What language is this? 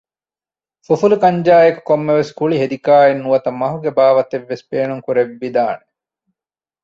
Divehi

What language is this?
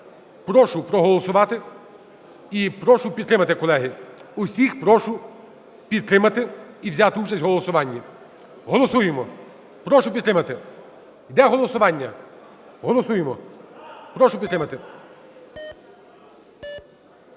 Ukrainian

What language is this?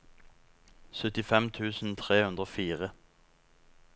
Norwegian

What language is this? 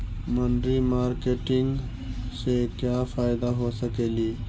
Magahi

